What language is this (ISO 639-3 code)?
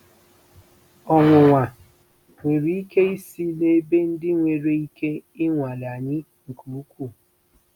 ibo